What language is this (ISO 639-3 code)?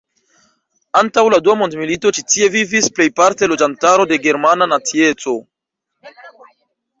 epo